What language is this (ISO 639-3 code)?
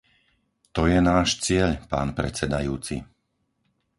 slk